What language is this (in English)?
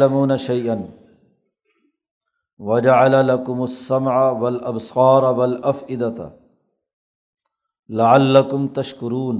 Urdu